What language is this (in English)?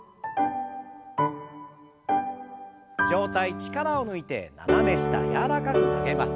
Japanese